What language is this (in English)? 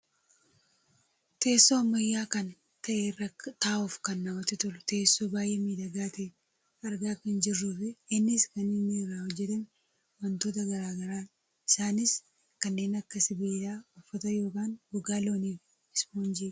Oromo